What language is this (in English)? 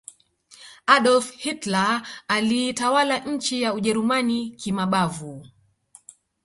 Swahili